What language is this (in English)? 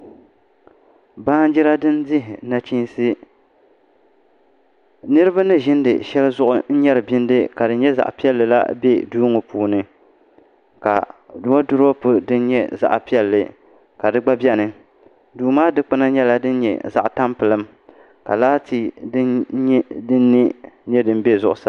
Dagbani